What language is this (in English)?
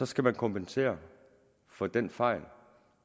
Danish